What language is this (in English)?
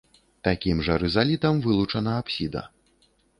Belarusian